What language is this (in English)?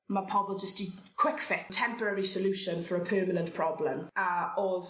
Welsh